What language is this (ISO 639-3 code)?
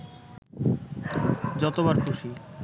ben